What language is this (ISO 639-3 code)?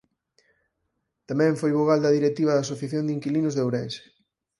glg